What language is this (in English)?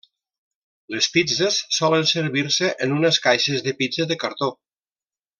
Catalan